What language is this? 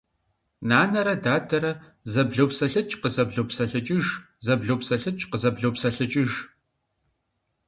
Kabardian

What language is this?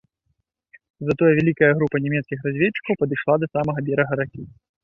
Belarusian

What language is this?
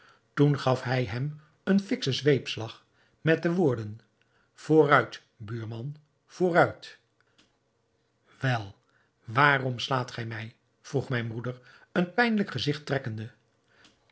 Dutch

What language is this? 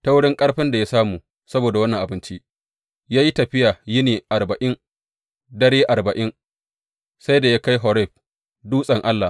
Hausa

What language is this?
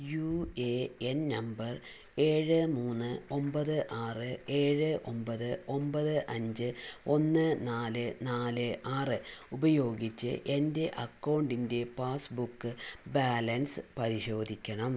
Malayalam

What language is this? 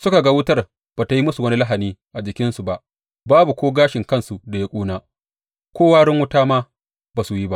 Hausa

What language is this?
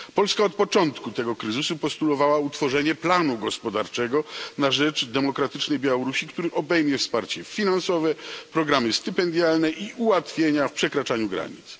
Polish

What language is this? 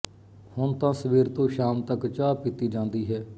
Punjabi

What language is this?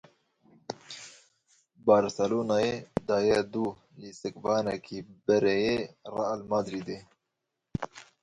Kurdish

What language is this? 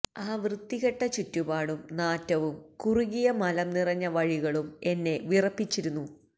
Malayalam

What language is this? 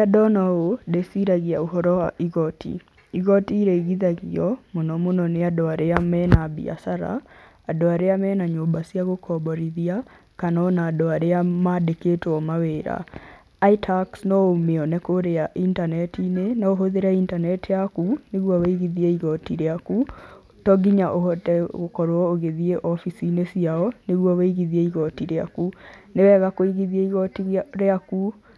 Kikuyu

